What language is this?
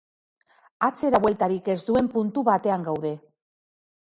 Basque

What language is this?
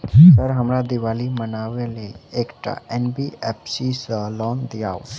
Maithili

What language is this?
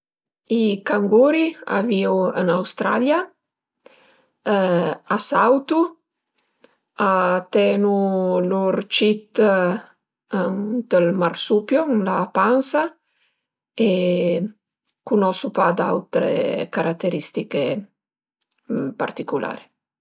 Piedmontese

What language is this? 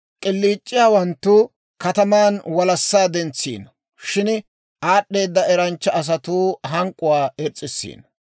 Dawro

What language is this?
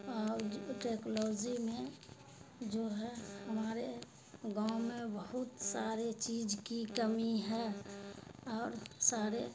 Urdu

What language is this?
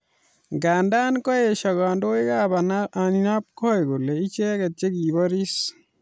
Kalenjin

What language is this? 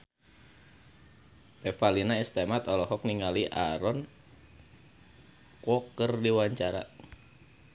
Sundanese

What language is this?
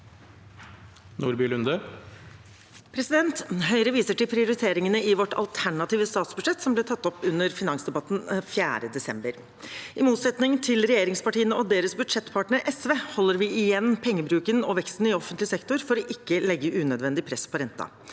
Norwegian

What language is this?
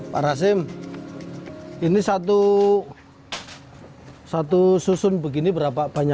Indonesian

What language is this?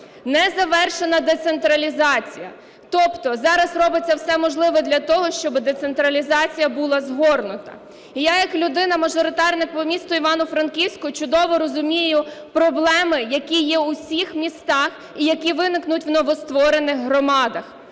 Ukrainian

